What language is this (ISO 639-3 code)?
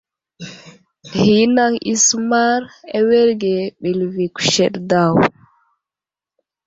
udl